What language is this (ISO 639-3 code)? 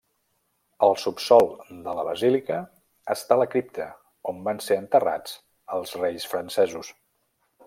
cat